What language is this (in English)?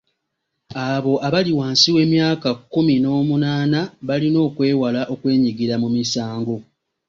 Ganda